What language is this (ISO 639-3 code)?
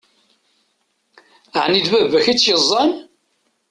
kab